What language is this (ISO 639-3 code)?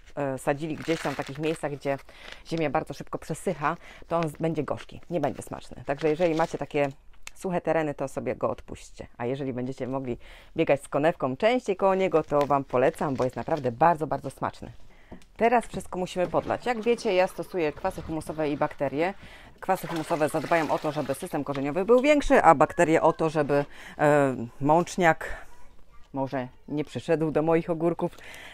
pol